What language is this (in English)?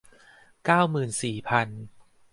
Thai